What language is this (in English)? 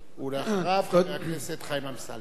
Hebrew